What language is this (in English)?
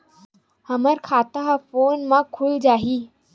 Chhattisgarhi